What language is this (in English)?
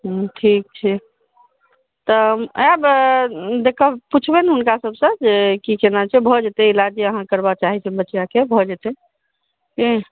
Maithili